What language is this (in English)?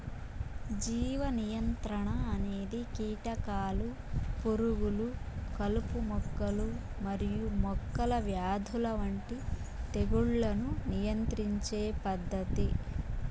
Telugu